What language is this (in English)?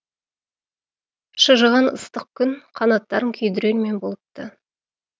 Kazakh